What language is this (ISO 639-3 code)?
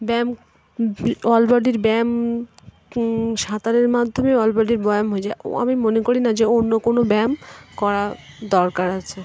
ben